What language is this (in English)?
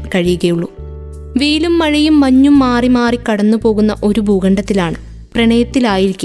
Malayalam